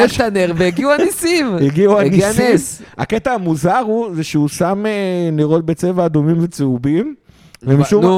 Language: Hebrew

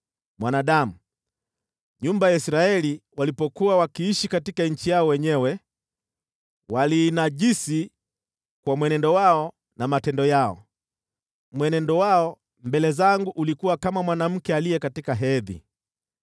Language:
Swahili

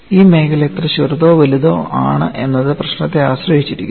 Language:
Malayalam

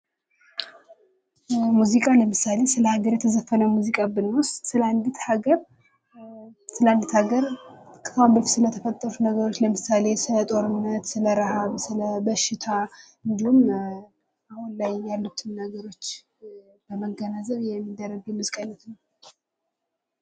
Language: Amharic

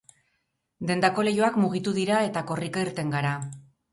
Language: Basque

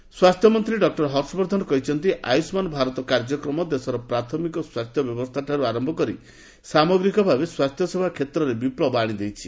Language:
Odia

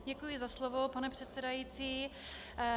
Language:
Czech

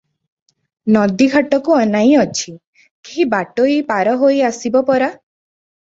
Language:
Odia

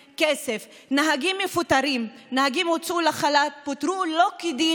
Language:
Hebrew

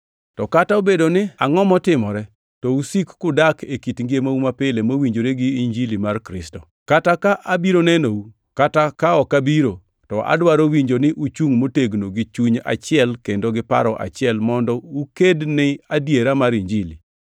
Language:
Luo (Kenya and Tanzania)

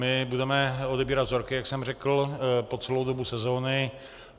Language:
Czech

